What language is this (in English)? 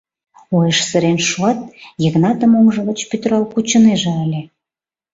Mari